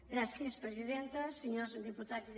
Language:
Catalan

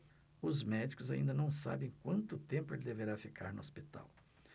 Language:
Portuguese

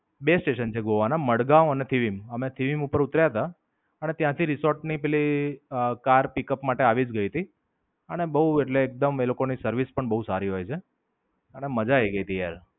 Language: Gujarati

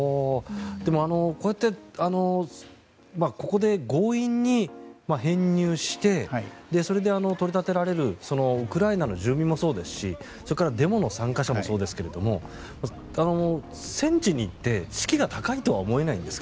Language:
Japanese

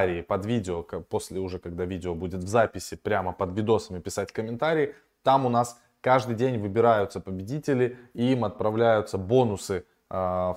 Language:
Russian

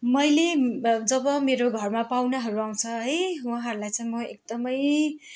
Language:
Nepali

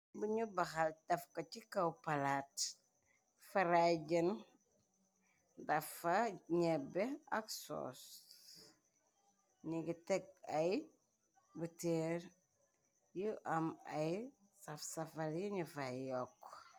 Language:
Wolof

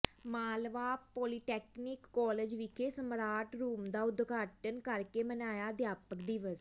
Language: Punjabi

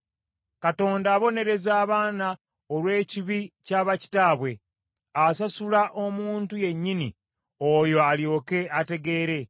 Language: Ganda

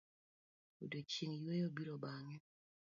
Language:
Luo (Kenya and Tanzania)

